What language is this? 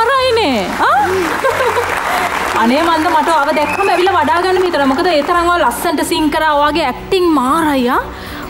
Thai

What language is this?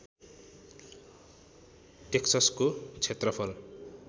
Nepali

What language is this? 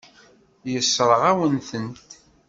Kabyle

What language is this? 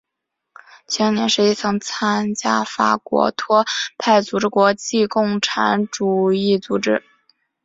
Chinese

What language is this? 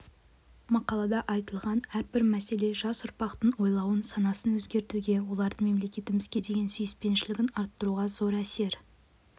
Kazakh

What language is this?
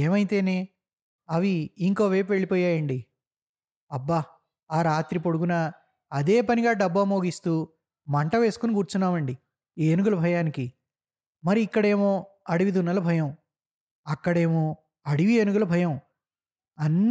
Telugu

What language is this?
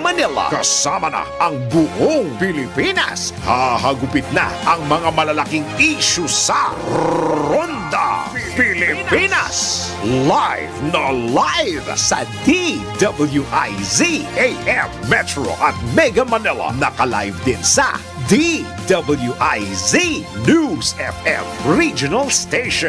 Filipino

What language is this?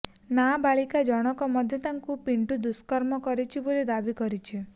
Odia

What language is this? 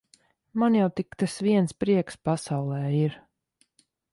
Latvian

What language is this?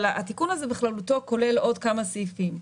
Hebrew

